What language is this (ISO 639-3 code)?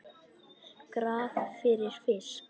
isl